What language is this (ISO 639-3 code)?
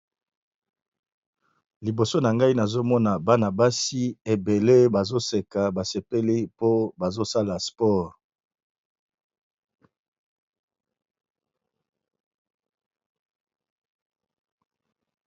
lin